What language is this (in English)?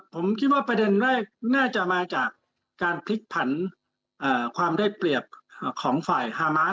Thai